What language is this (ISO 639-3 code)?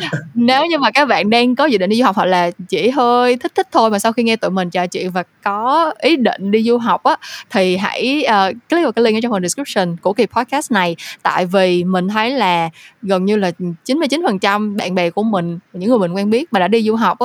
vie